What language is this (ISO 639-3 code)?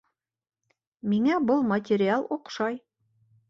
bak